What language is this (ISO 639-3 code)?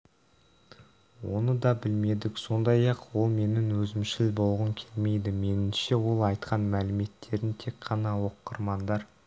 kaz